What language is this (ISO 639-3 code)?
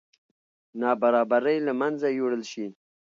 pus